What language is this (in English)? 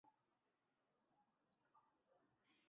Chinese